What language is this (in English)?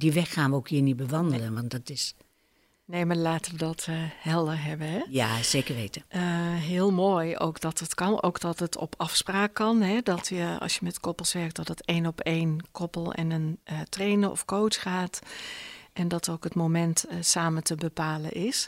Dutch